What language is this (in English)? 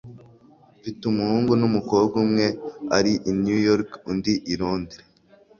Kinyarwanda